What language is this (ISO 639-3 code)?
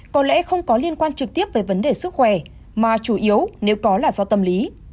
vie